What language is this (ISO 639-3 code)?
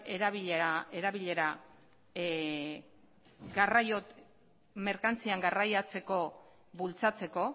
eus